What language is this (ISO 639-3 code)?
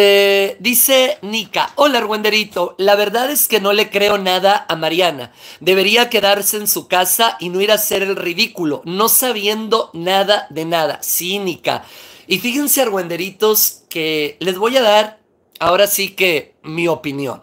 spa